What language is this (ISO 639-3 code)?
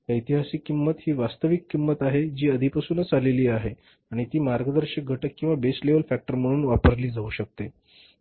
mar